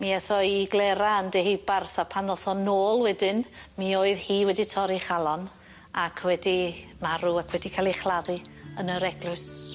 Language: Welsh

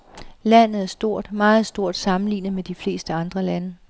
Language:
Danish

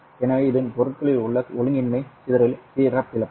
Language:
Tamil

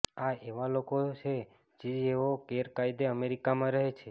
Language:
Gujarati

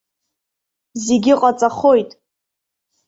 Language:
Abkhazian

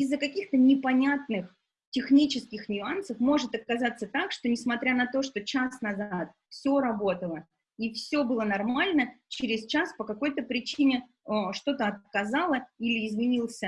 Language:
Russian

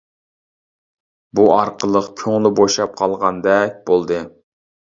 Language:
Uyghur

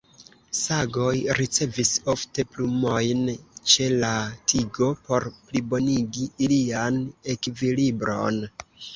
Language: Esperanto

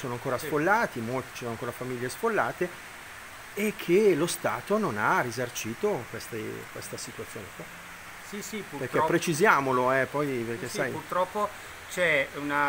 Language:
Italian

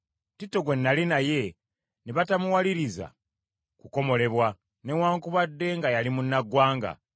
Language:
Ganda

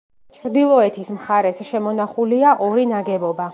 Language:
Georgian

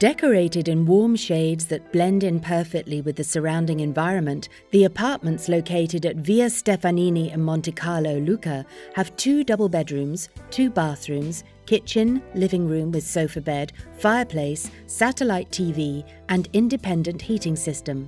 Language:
English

